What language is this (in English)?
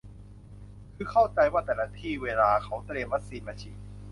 Thai